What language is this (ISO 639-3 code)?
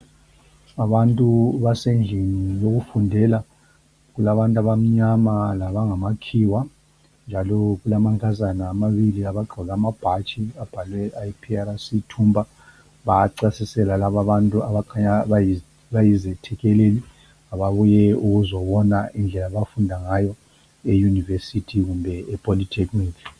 nde